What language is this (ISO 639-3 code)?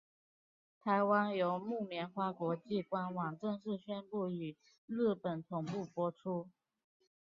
zho